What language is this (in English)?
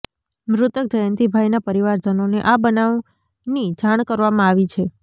Gujarati